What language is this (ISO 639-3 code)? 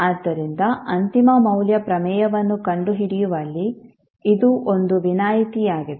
kan